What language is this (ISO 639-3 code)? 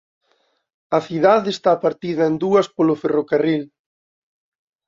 glg